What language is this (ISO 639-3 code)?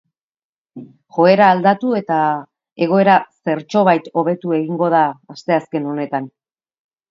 eus